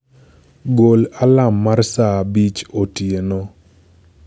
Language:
Luo (Kenya and Tanzania)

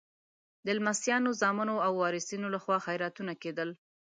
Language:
Pashto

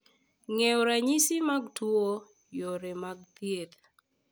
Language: Luo (Kenya and Tanzania)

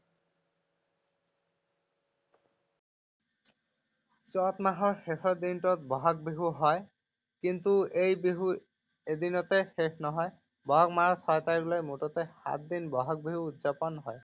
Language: Assamese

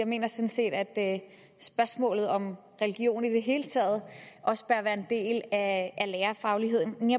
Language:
Danish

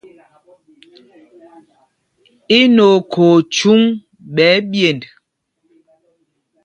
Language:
Mpumpong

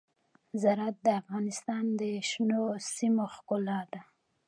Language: Pashto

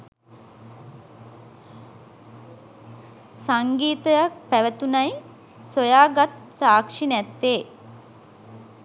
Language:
Sinhala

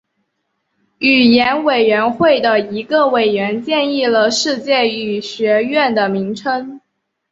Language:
Chinese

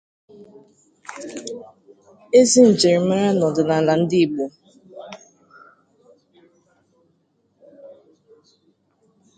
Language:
Igbo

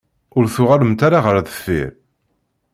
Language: Kabyle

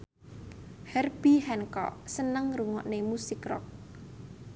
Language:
Javanese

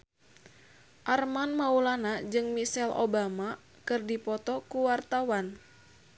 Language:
Sundanese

